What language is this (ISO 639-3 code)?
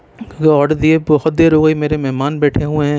urd